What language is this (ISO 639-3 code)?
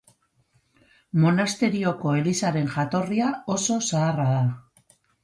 eus